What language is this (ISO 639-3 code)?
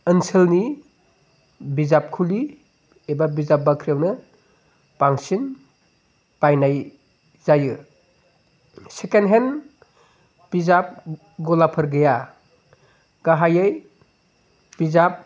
brx